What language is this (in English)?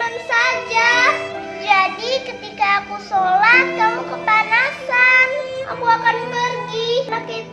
Indonesian